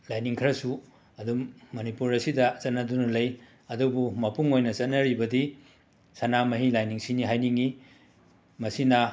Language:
Manipuri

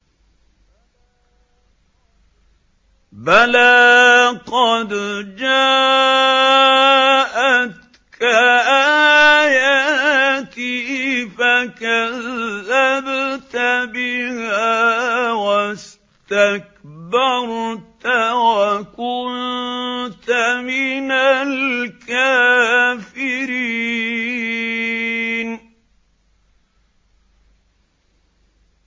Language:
Arabic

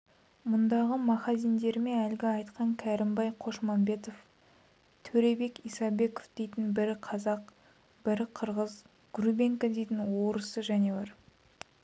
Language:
Kazakh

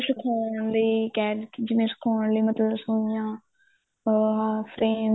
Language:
Punjabi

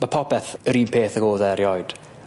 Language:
Welsh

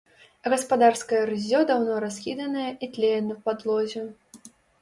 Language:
Belarusian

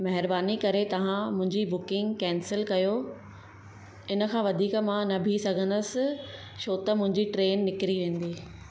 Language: Sindhi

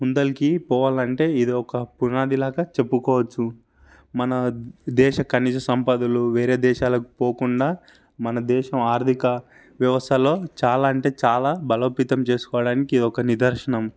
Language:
Telugu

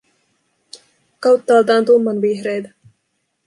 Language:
Finnish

